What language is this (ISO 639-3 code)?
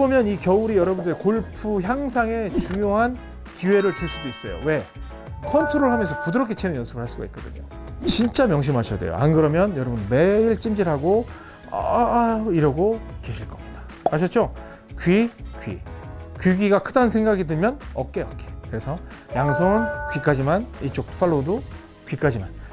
kor